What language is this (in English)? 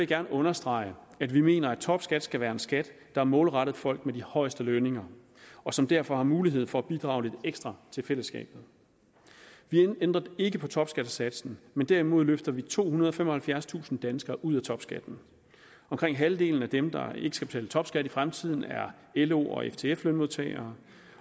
Danish